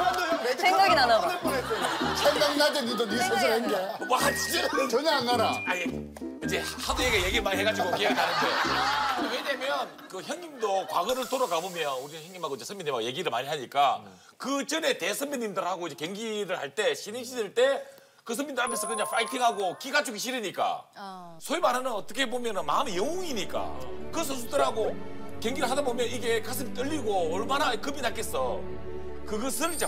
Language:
Korean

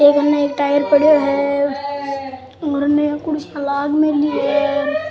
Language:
Rajasthani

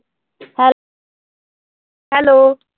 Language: Punjabi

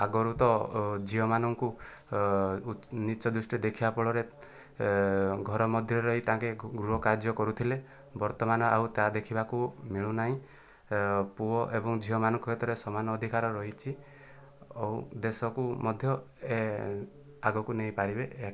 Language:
Odia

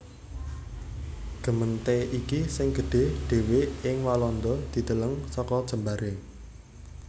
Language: Javanese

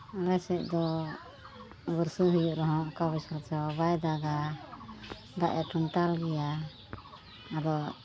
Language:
Santali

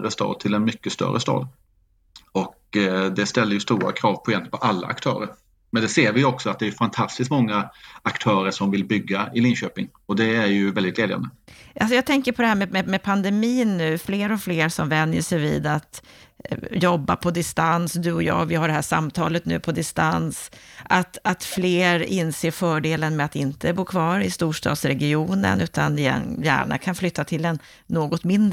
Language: Swedish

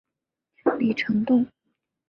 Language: Chinese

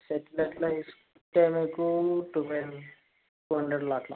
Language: Telugu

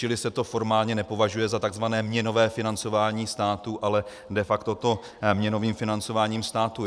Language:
Czech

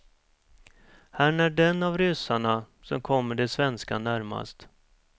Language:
Swedish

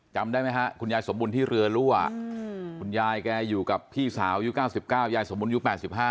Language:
Thai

